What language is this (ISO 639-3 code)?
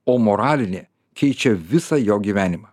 lit